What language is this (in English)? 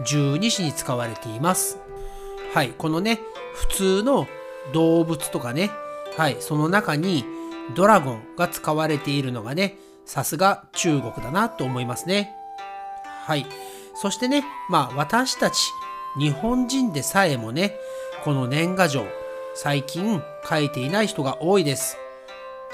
Japanese